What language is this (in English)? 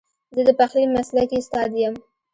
Pashto